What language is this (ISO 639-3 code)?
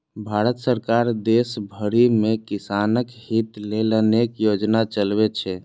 mai